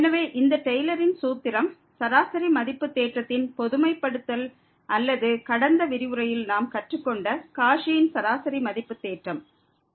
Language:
Tamil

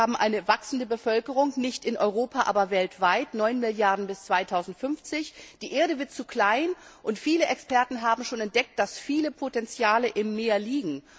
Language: German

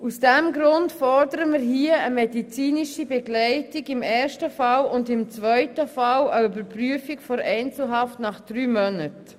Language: Swiss German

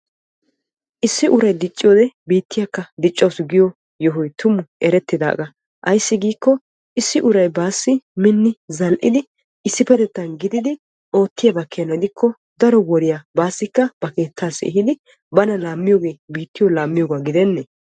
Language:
Wolaytta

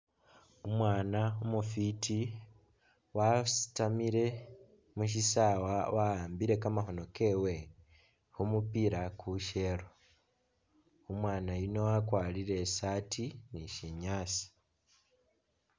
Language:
Masaaba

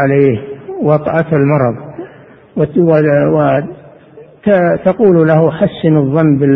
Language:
Arabic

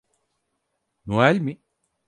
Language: Turkish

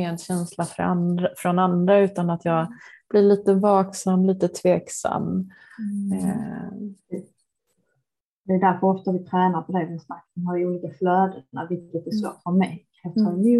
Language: Swedish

